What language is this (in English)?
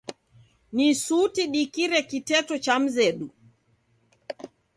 Taita